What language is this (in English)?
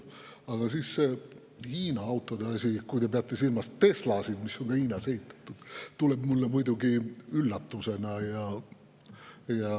Estonian